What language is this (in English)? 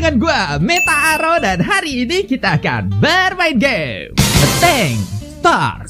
Indonesian